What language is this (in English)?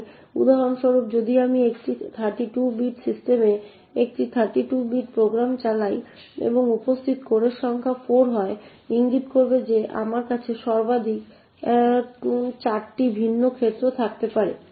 Bangla